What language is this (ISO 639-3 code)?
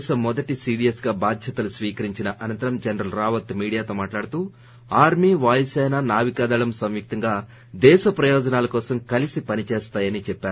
tel